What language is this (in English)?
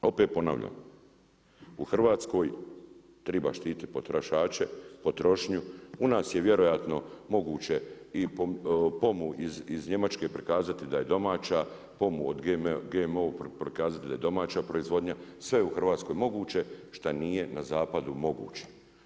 Croatian